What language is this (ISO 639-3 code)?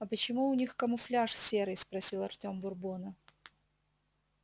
rus